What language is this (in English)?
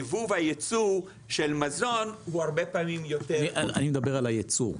Hebrew